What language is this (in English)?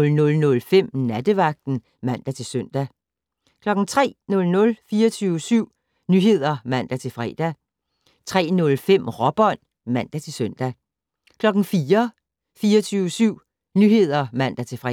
Danish